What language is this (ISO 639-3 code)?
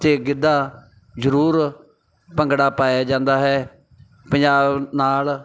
pan